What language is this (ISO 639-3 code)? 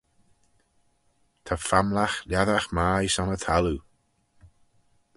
glv